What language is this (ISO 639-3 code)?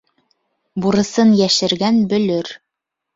bak